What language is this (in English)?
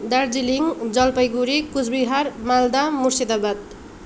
Nepali